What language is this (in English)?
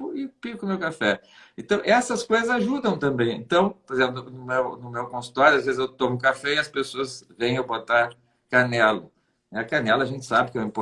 Portuguese